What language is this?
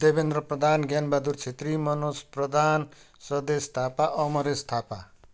Nepali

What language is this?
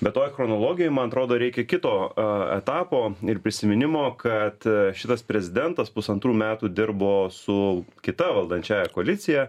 Lithuanian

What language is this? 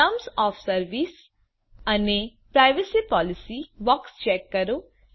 Gujarati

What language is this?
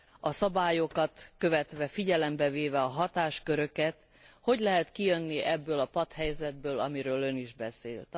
Hungarian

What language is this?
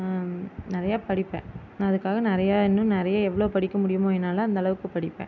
Tamil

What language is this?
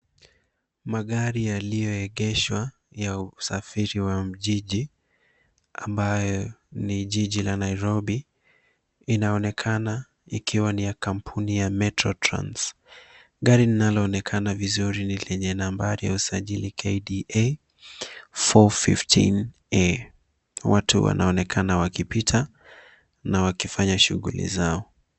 Swahili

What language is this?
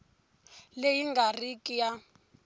Tsonga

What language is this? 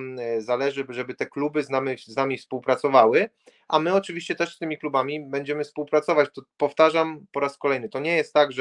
Polish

